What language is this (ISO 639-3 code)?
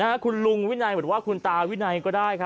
tha